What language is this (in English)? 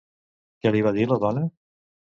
Catalan